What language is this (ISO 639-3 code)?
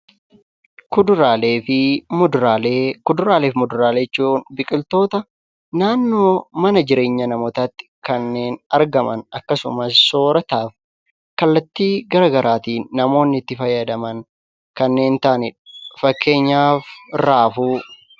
orm